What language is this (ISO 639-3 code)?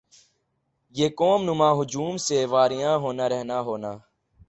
urd